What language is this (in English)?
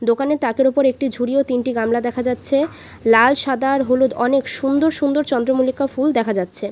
Bangla